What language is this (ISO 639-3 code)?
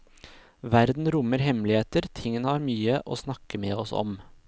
nor